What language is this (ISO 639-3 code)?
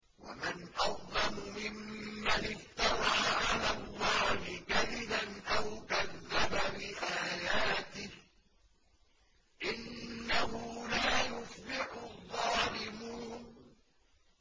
ara